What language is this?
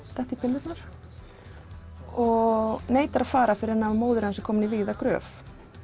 Icelandic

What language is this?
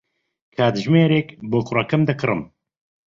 Central Kurdish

